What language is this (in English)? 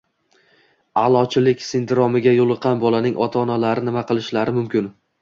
Uzbek